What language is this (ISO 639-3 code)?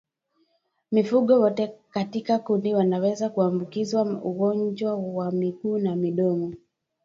swa